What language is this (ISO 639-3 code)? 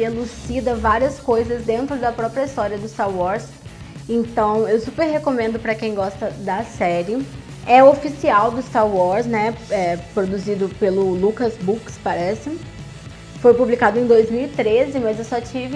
por